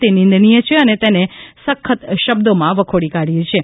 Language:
Gujarati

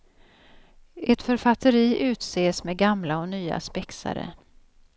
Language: Swedish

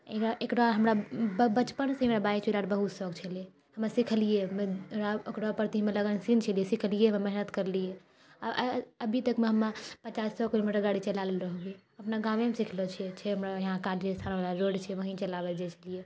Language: Maithili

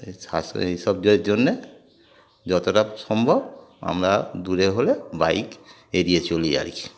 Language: Bangla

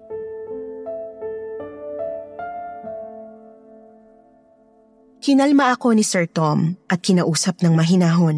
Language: Filipino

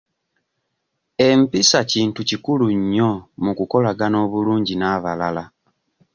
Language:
Ganda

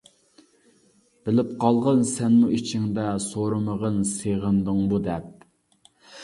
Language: Uyghur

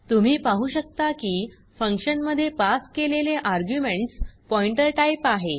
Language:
Marathi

